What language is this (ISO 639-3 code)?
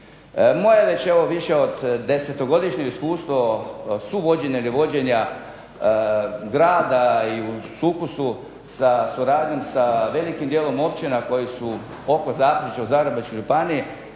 hrv